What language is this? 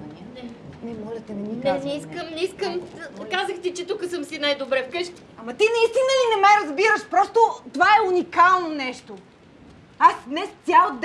Bulgarian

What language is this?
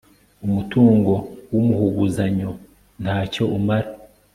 Kinyarwanda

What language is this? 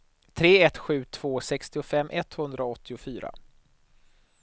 Swedish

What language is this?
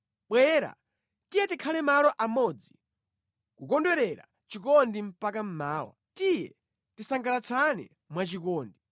Nyanja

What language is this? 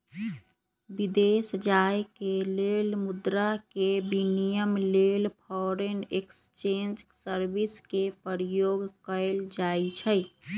Magahi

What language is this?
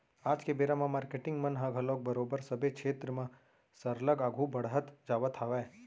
Chhattisgarhi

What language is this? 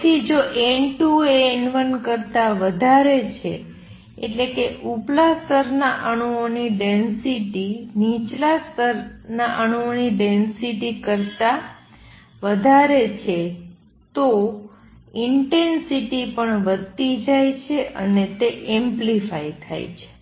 Gujarati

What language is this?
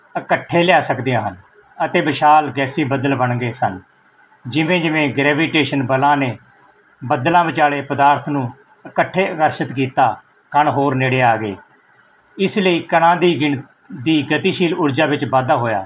Punjabi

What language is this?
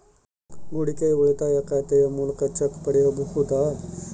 Kannada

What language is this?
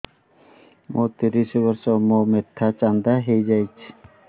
Odia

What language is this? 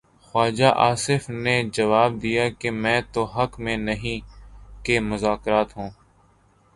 Urdu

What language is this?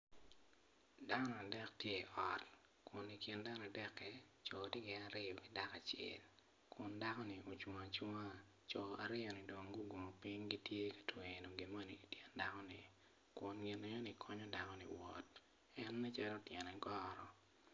Acoli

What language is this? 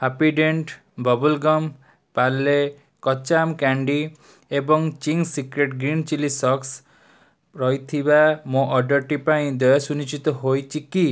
Odia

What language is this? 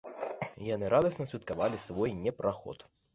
Belarusian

